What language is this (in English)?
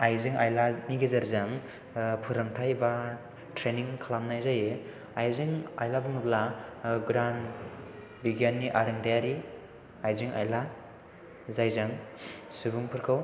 Bodo